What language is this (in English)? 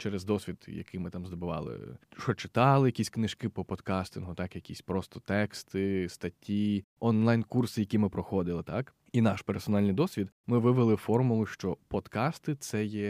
Ukrainian